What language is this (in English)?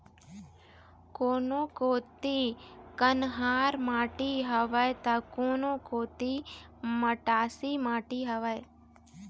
Chhattisgarhi